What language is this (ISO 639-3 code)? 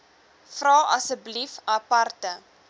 afr